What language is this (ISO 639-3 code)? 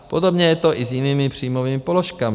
ces